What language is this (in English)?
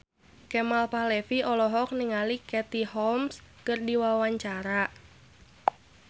Sundanese